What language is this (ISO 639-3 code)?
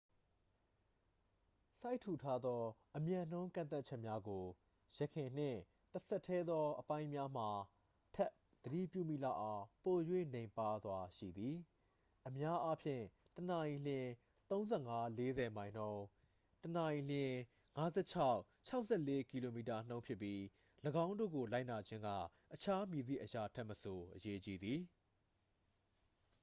mya